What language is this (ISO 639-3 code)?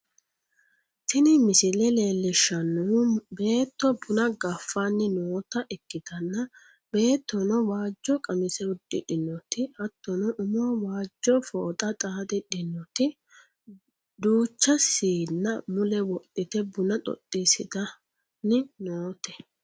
sid